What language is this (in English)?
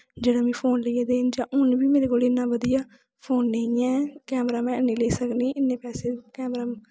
Dogri